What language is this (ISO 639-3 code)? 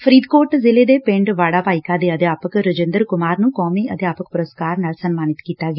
pan